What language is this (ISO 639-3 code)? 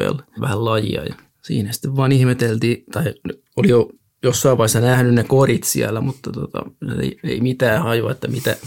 fin